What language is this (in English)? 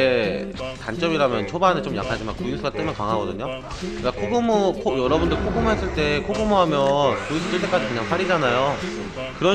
Korean